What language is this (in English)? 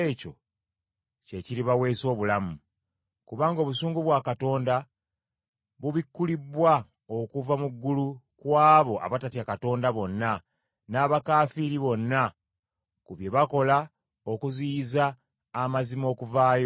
Ganda